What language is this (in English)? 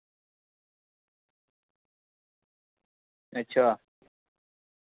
Dogri